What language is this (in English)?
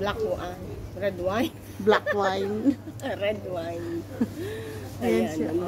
Filipino